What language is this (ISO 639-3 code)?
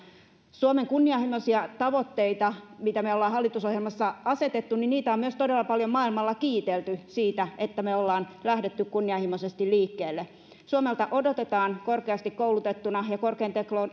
fin